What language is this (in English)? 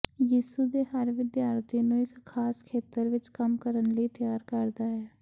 Punjabi